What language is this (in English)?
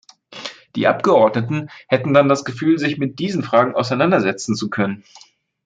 German